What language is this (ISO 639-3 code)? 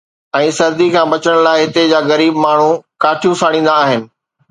snd